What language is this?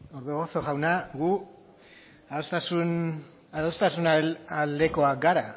Basque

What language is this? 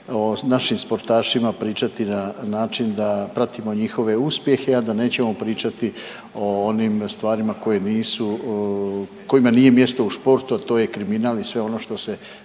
Croatian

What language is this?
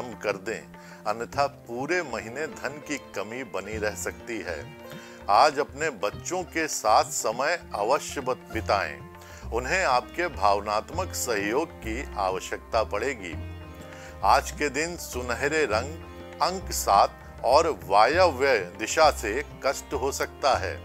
Hindi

